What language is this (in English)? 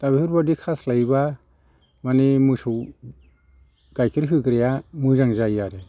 Bodo